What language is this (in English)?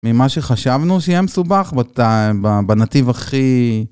Hebrew